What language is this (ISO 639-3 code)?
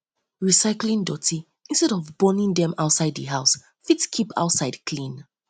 pcm